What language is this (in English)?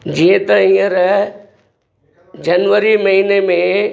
Sindhi